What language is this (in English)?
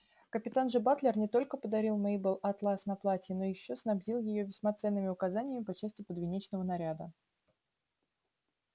Russian